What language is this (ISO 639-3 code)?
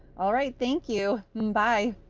eng